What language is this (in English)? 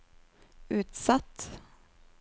Norwegian